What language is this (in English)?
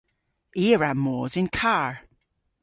Cornish